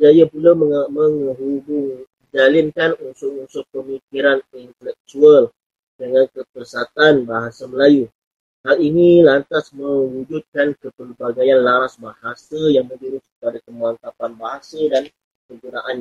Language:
Malay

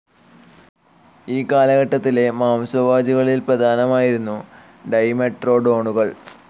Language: Malayalam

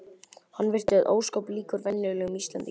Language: Icelandic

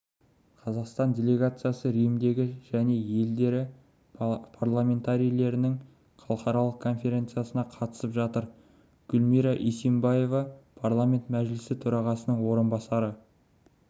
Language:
Kazakh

